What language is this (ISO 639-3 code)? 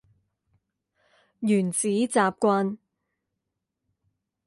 zho